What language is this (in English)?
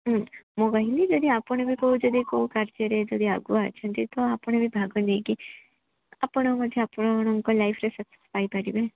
Odia